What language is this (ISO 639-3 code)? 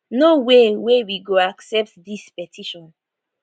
pcm